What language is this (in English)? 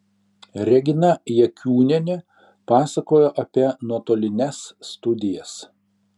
Lithuanian